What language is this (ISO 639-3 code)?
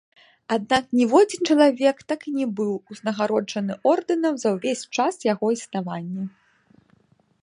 bel